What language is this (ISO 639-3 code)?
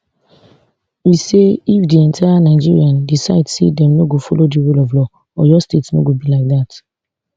pcm